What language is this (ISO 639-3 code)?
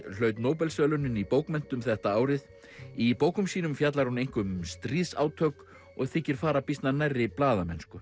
isl